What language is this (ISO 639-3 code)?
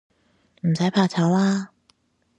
yue